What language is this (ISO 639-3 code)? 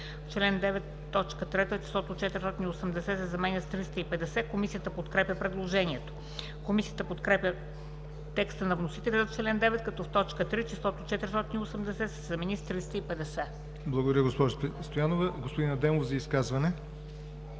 bul